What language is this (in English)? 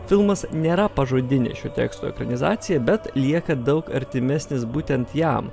Lithuanian